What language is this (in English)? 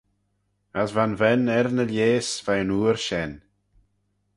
Manx